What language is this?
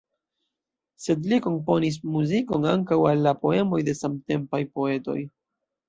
Esperanto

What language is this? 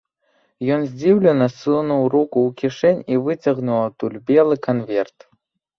Belarusian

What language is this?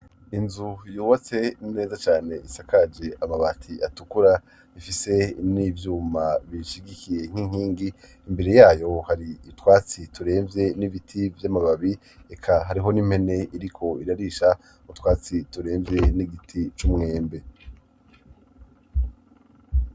Rundi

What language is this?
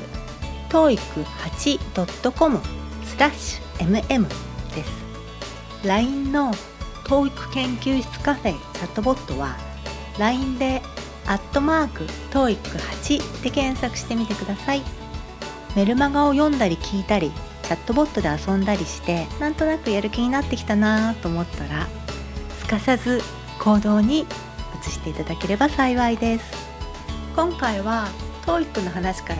Japanese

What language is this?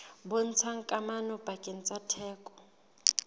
Southern Sotho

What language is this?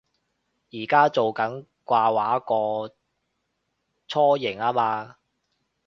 Cantonese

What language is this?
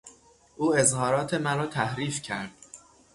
Persian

